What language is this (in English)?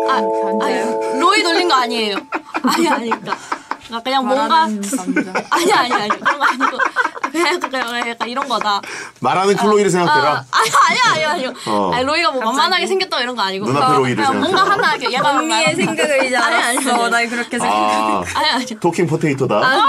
Korean